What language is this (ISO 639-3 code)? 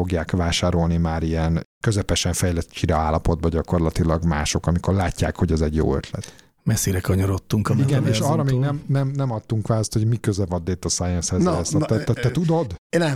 hun